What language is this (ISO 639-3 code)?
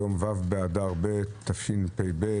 heb